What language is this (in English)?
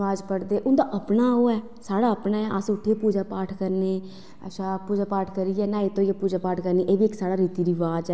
Dogri